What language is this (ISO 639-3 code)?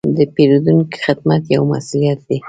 pus